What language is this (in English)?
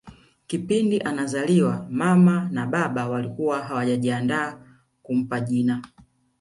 Swahili